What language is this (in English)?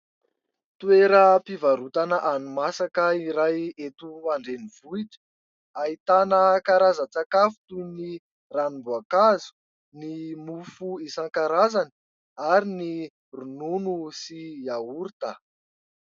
Malagasy